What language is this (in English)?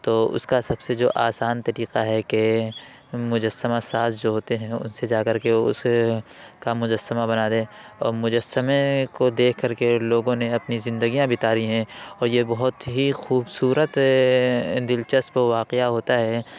Urdu